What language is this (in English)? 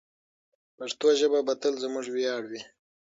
Pashto